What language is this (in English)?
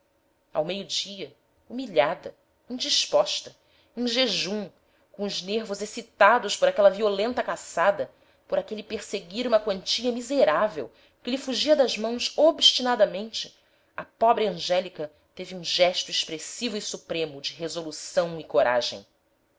Portuguese